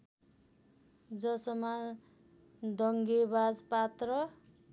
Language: Nepali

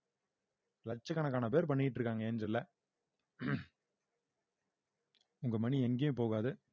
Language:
Tamil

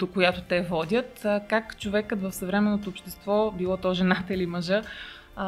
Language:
Bulgarian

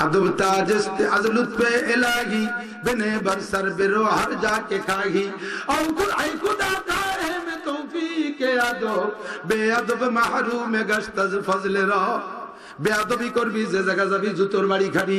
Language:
Arabic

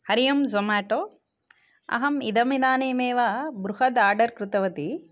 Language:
Sanskrit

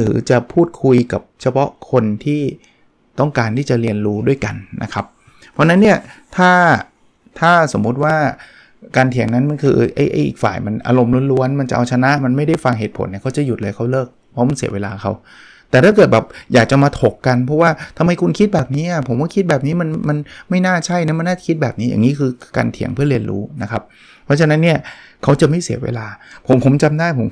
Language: Thai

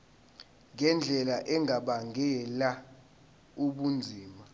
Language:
Zulu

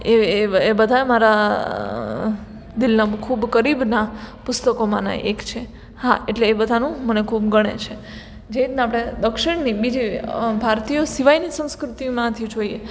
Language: Gujarati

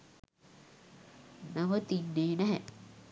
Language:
Sinhala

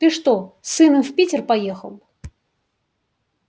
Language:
Russian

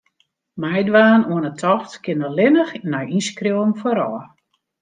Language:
Western Frisian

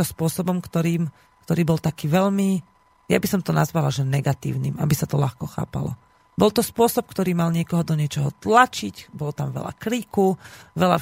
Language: Slovak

